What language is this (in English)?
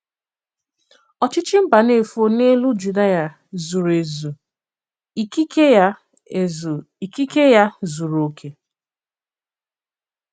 Igbo